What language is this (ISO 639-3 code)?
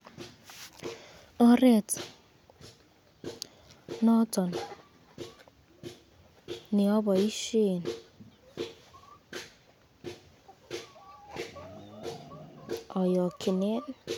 kln